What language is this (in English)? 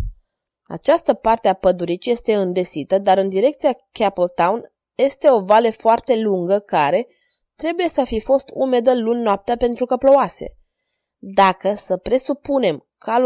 Romanian